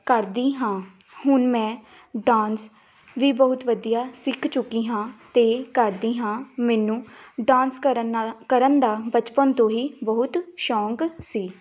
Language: Punjabi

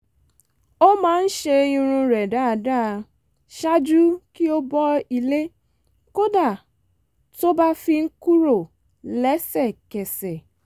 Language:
Yoruba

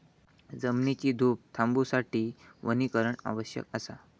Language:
Marathi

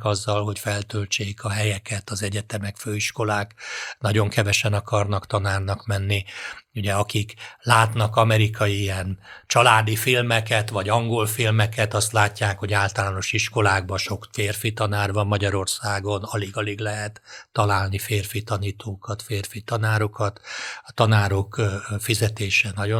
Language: Hungarian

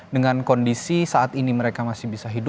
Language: Indonesian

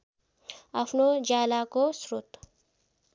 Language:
Nepali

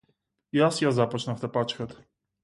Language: Macedonian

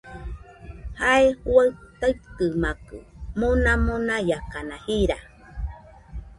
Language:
Nüpode Huitoto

